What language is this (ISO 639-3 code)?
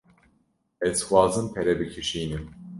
kur